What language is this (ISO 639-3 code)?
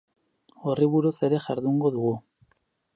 eus